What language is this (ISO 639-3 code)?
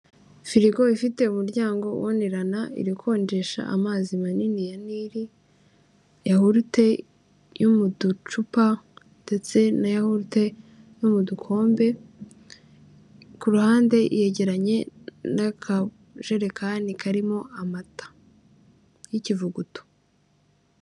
kin